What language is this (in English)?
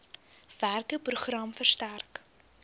Afrikaans